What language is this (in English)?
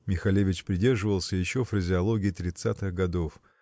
Russian